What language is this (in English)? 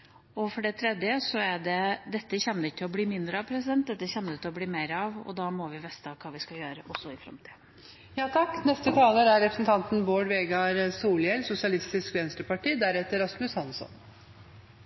Norwegian Bokmål